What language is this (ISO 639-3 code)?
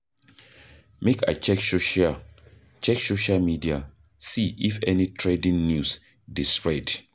pcm